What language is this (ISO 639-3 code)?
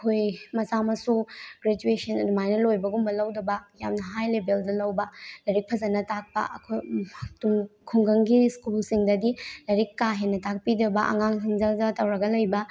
mni